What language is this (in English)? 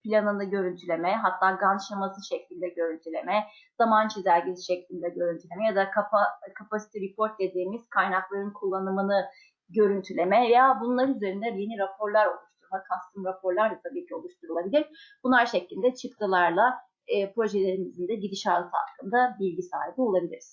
Turkish